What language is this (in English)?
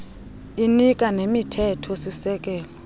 Xhosa